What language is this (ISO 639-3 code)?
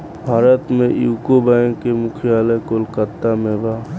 bho